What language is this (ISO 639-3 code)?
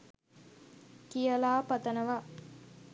sin